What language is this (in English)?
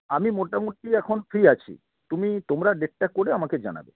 Bangla